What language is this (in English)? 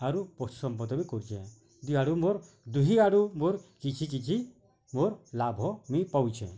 Odia